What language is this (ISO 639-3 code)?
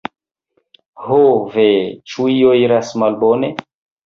epo